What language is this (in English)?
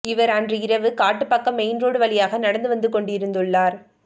Tamil